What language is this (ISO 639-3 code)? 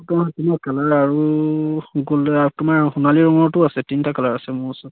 asm